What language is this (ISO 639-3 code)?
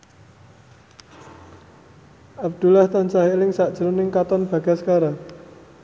jav